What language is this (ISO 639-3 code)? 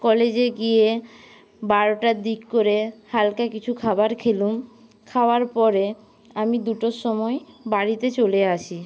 ben